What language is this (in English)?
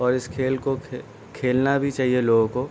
Urdu